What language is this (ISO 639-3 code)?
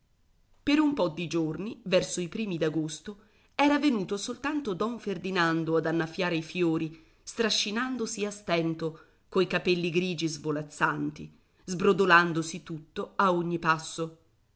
ita